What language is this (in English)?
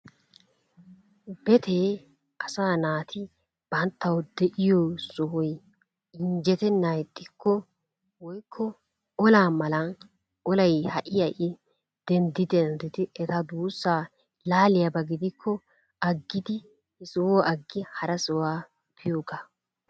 Wolaytta